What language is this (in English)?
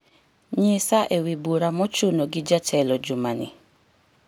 Luo (Kenya and Tanzania)